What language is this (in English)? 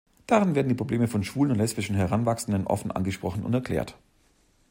German